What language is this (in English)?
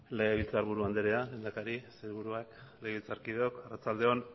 Basque